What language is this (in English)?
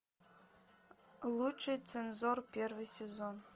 Russian